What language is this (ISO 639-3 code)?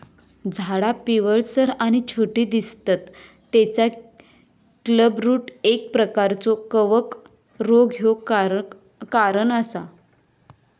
mar